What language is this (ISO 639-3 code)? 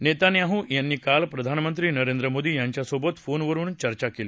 mar